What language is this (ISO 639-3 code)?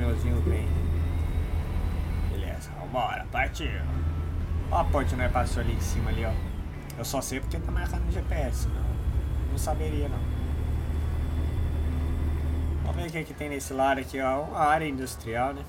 por